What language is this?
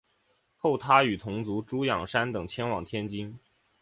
Chinese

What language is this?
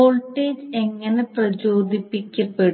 Malayalam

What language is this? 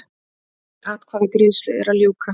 Icelandic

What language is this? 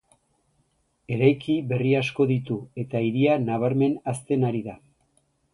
Basque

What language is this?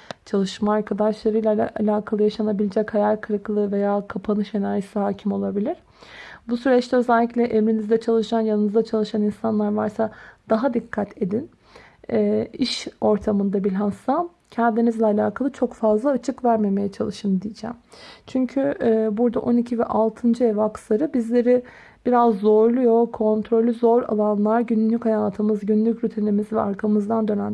Turkish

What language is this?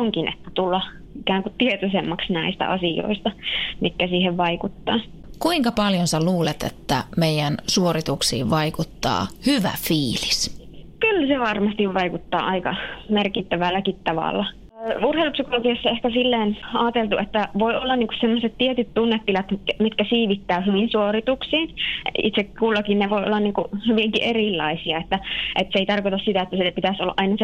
Finnish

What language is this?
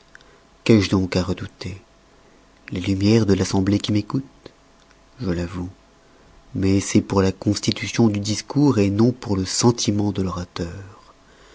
French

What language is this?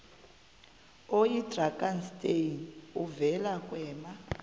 Xhosa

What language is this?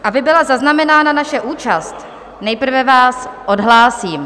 Czech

